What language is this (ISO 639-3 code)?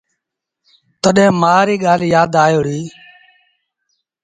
sbn